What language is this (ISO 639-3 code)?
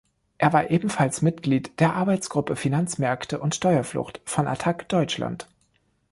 deu